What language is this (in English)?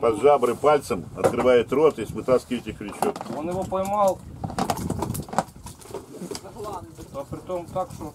Russian